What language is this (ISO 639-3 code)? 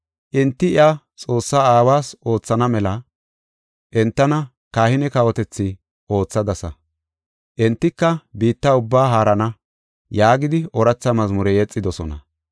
gof